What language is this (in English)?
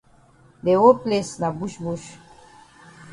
Cameroon Pidgin